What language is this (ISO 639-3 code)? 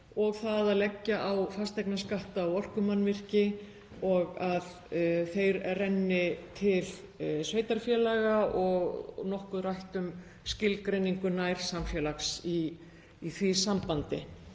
isl